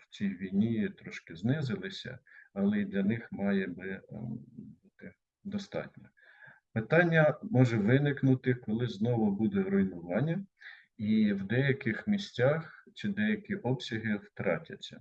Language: Ukrainian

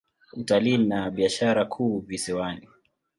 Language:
Swahili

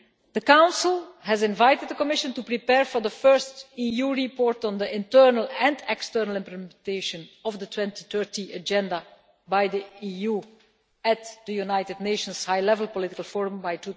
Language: English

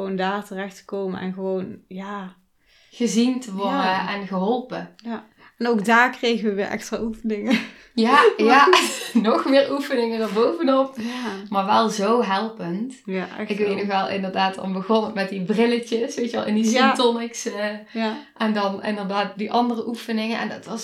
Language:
Dutch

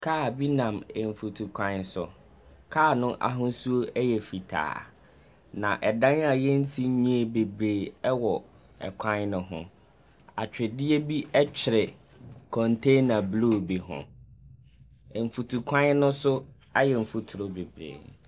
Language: Akan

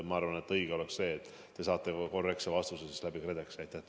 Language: Estonian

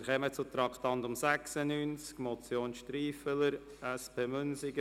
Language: Swiss German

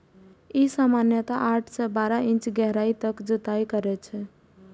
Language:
Maithili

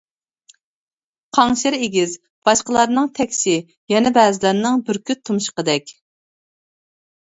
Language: Uyghur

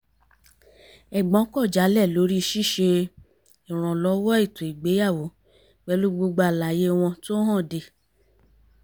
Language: Yoruba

